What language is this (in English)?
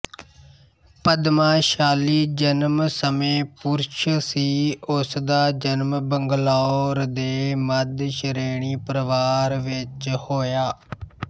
Punjabi